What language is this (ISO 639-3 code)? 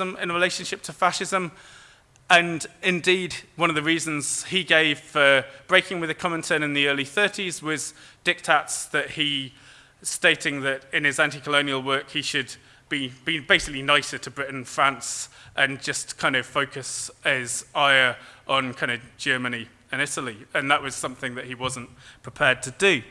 eng